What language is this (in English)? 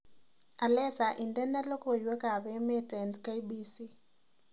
Kalenjin